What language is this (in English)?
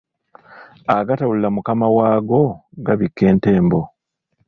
Ganda